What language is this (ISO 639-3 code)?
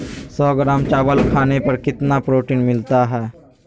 mag